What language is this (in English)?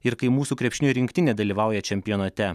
Lithuanian